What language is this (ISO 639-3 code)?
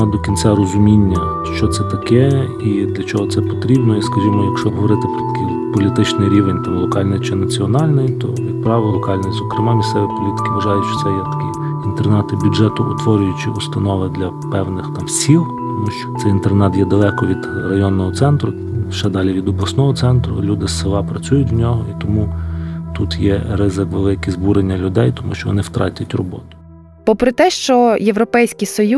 ukr